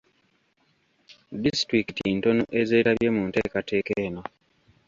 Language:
Ganda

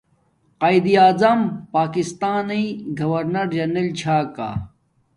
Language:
Domaaki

